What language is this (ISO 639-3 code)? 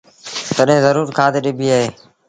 sbn